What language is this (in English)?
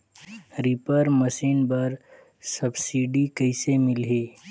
Chhattisgarhi